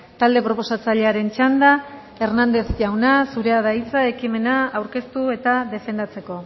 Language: Basque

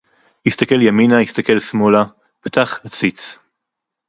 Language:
Hebrew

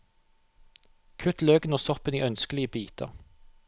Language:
Norwegian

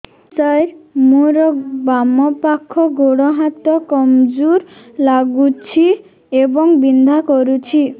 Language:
Odia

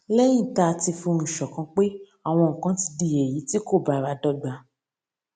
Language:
Yoruba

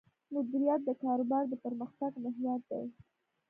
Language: Pashto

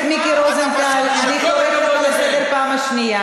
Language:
Hebrew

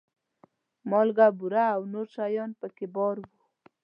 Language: Pashto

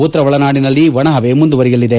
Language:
Kannada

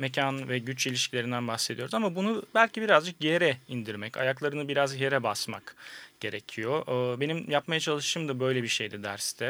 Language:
Turkish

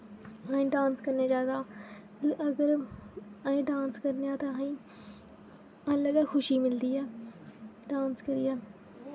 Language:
Dogri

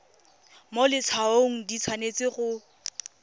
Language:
Tswana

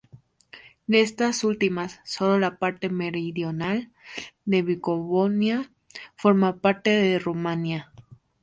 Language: Spanish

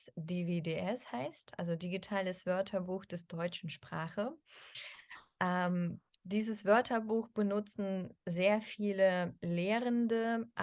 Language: German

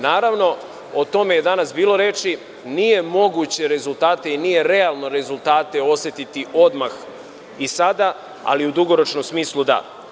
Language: Serbian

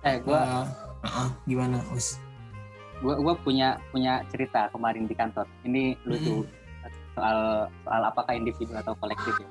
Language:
Indonesian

